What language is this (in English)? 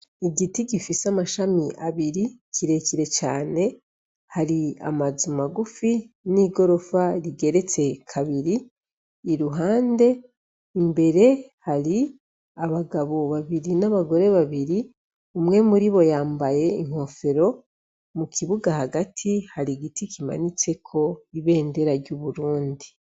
Rundi